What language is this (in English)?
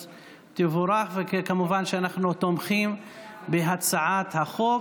Hebrew